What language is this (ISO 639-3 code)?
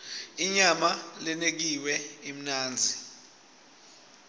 ssw